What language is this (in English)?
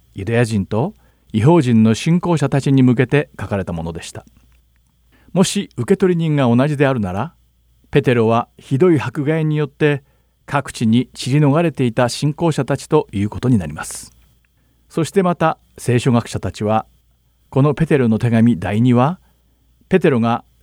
Japanese